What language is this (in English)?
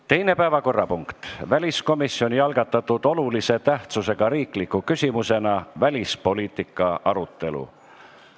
Estonian